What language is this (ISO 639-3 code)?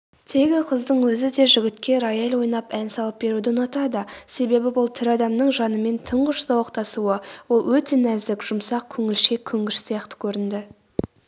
kaz